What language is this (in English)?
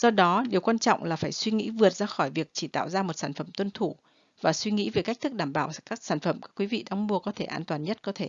Vietnamese